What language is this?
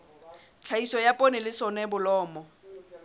Southern Sotho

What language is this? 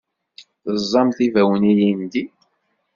Kabyle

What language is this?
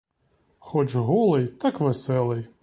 Ukrainian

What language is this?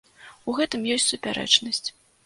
Belarusian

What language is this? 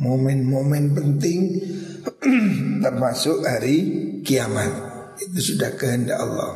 Indonesian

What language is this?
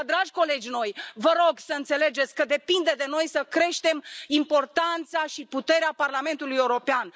Romanian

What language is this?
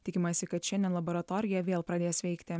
Lithuanian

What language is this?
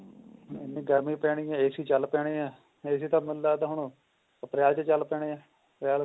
Punjabi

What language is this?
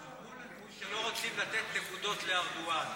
Hebrew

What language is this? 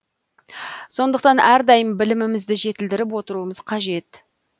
Kazakh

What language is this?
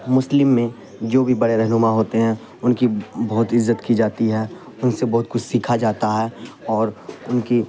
Urdu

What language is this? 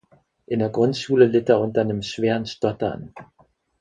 German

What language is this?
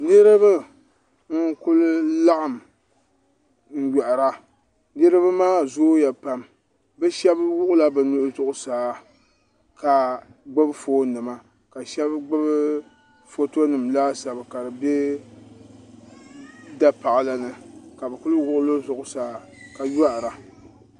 Dagbani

